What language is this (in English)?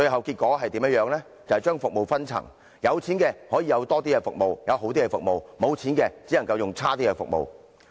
Cantonese